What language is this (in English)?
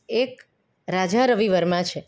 Gujarati